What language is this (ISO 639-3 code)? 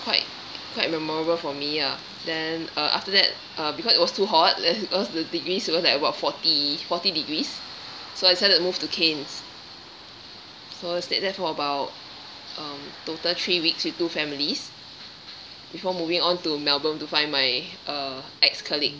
eng